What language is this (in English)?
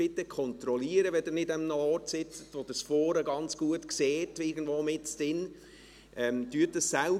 Swiss German